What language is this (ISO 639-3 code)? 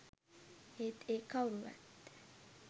sin